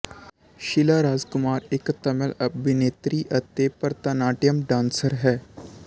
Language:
Punjabi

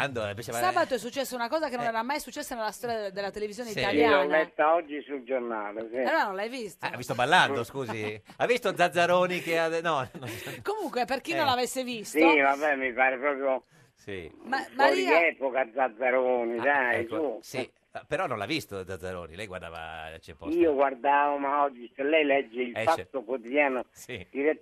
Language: Italian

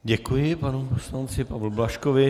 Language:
Czech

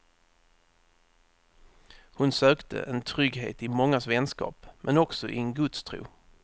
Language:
Swedish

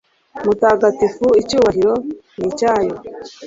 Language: Kinyarwanda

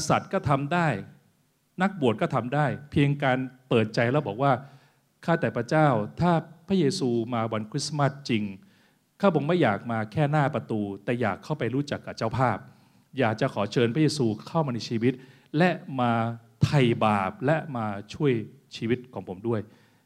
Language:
Thai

